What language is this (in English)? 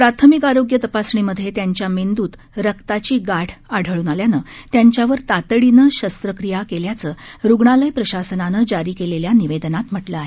Marathi